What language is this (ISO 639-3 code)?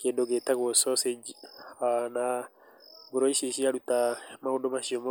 kik